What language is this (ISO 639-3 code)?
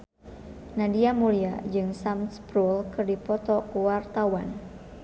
sun